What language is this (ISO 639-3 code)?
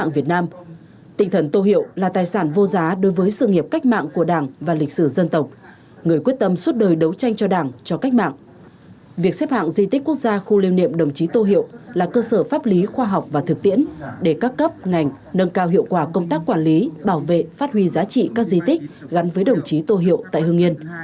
vie